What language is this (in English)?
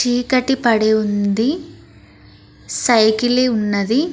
Telugu